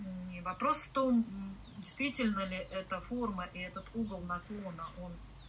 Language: Russian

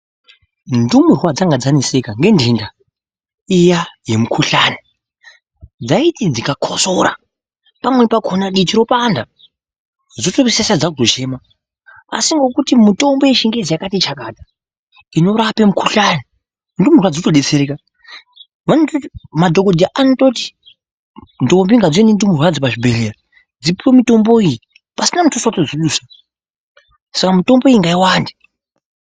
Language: Ndau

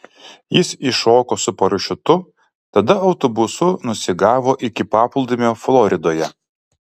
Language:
Lithuanian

